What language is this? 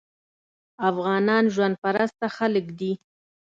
Pashto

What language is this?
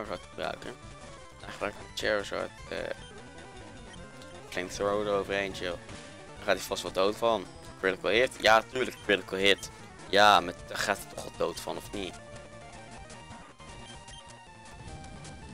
Dutch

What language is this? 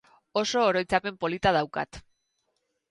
Basque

